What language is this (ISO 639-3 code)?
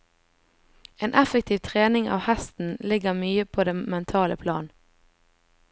nor